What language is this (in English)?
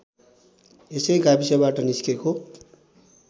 Nepali